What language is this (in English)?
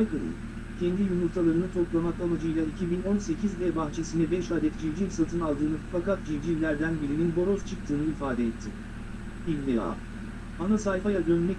Turkish